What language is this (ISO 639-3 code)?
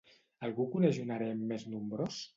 cat